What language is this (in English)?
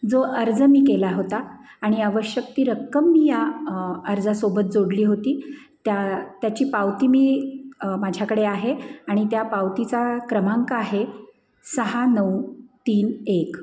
Marathi